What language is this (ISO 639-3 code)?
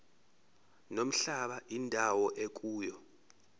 zul